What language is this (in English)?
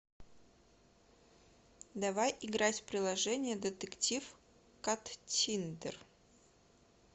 Russian